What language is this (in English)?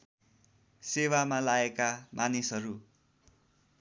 Nepali